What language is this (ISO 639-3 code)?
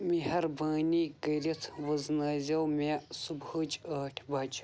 kas